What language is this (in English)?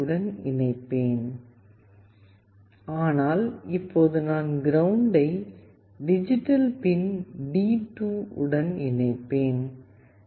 Tamil